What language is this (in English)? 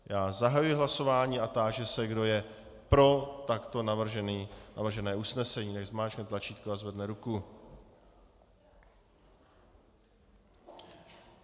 Czech